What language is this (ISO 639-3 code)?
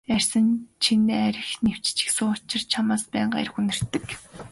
mon